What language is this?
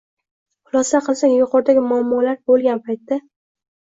Uzbek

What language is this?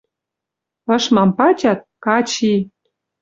Western Mari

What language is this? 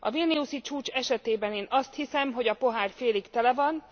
Hungarian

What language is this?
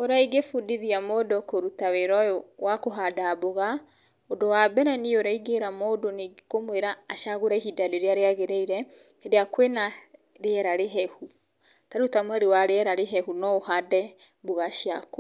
Kikuyu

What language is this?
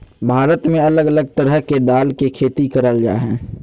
Magahi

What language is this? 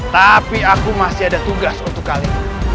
Indonesian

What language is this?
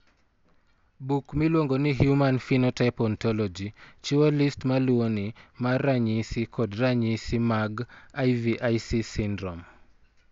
Luo (Kenya and Tanzania)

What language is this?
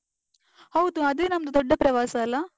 Kannada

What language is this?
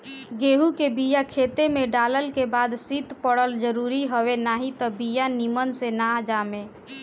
Bhojpuri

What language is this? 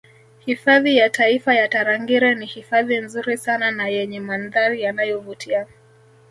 Swahili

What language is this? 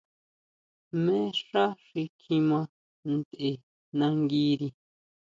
Huautla Mazatec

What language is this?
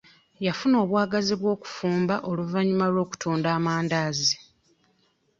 Ganda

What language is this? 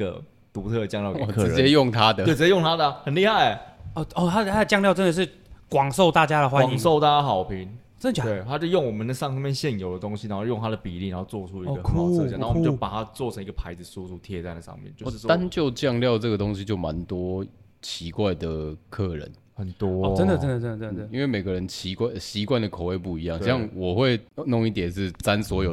Chinese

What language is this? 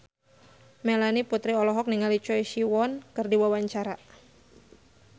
Sundanese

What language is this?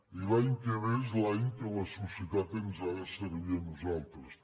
Catalan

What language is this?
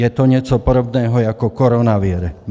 Czech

